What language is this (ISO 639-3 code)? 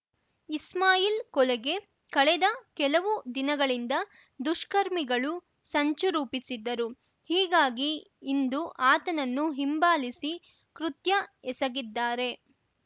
kan